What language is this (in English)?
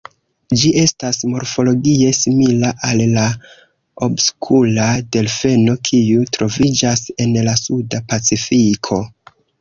Esperanto